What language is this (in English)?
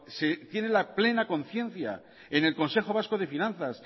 Spanish